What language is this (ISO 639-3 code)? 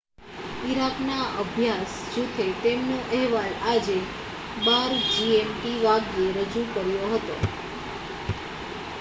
guj